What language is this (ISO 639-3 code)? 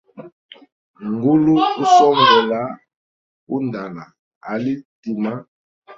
hem